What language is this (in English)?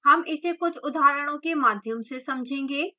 Hindi